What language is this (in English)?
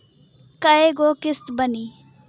Bhojpuri